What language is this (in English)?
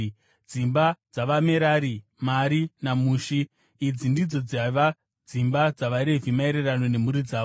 Shona